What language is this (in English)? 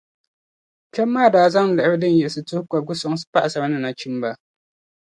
Dagbani